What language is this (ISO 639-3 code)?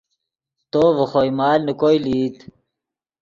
ydg